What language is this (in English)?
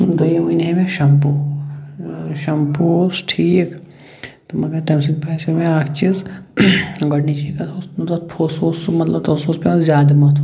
Kashmiri